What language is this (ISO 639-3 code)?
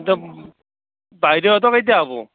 asm